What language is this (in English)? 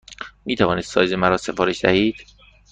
Persian